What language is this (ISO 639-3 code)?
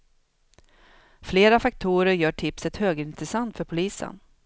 swe